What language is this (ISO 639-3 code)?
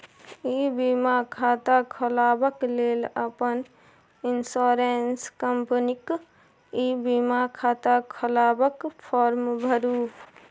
mai